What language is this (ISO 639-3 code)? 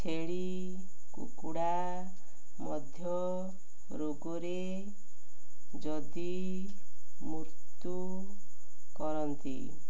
ori